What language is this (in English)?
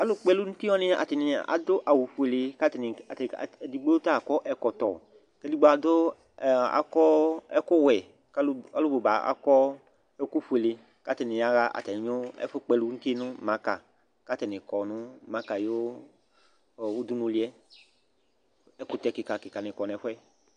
Ikposo